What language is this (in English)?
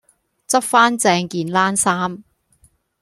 Cantonese